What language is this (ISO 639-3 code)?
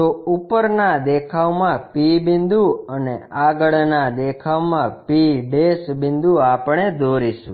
guj